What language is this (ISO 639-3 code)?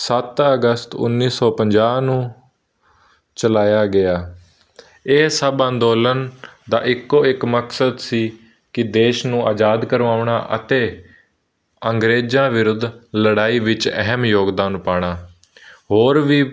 pan